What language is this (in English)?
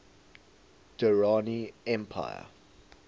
English